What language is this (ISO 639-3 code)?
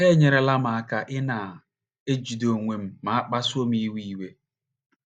ibo